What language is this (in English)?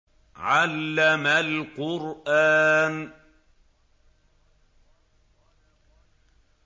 Arabic